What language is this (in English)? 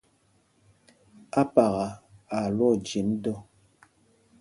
Mpumpong